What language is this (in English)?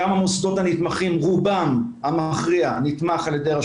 Hebrew